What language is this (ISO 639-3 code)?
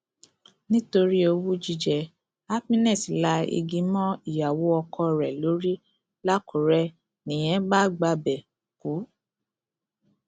yor